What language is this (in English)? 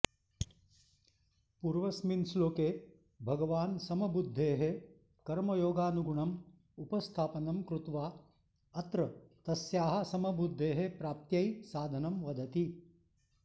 Sanskrit